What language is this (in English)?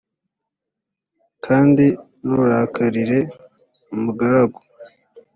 Kinyarwanda